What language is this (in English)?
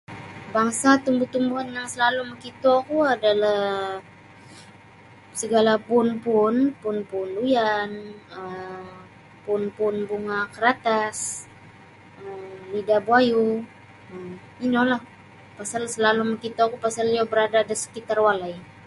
Sabah Bisaya